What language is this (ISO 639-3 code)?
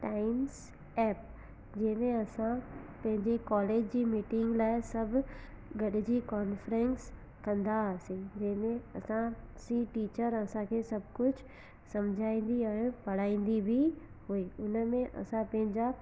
snd